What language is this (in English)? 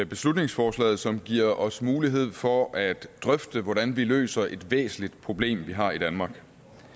Danish